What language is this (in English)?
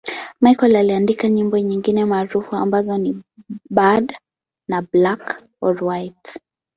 Swahili